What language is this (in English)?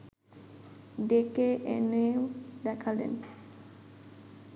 Bangla